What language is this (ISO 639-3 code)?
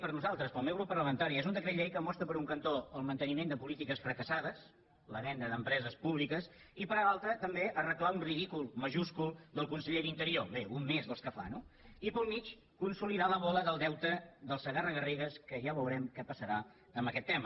cat